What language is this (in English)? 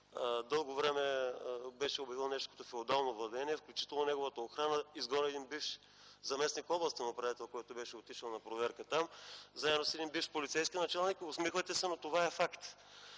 Bulgarian